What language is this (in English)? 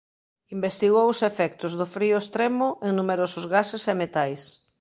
Galician